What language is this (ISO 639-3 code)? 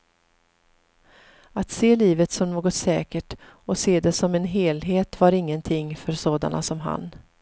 swe